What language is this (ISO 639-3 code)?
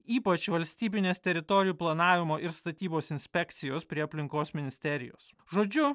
lit